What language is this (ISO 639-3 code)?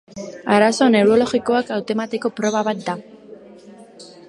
eus